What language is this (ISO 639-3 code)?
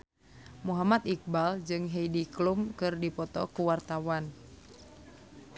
sun